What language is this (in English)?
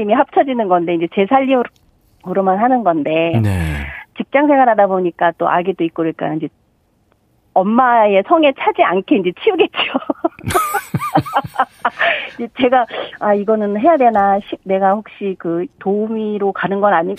Korean